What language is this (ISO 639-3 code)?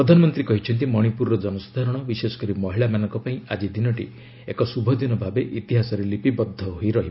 ori